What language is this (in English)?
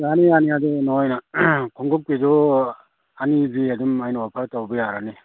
Manipuri